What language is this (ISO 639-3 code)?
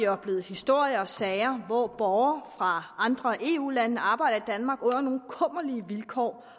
dan